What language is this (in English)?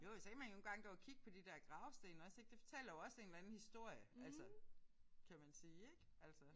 Danish